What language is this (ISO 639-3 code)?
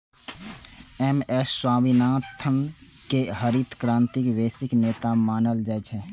mai